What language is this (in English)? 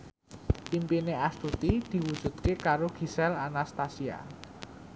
Javanese